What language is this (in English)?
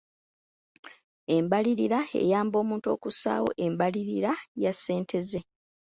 Ganda